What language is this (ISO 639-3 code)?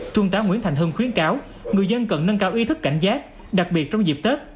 vie